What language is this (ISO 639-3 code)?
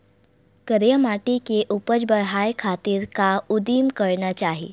hne